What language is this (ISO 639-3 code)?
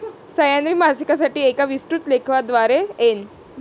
mar